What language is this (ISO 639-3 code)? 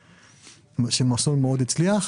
heb